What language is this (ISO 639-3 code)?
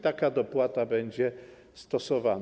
pol